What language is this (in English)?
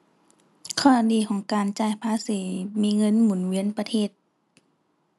Thai